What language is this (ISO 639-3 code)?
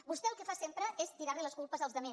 cat